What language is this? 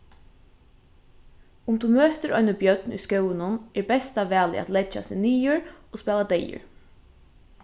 Faroese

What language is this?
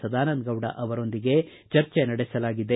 Kannada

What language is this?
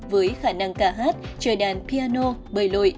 Vietnamese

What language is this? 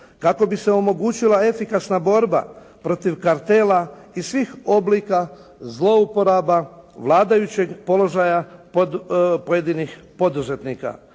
Croatian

